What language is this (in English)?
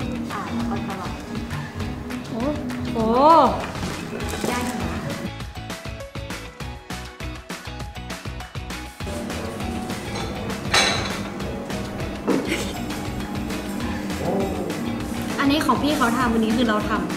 Thai